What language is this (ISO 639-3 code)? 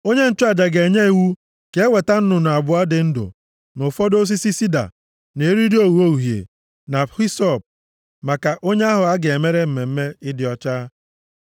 ibo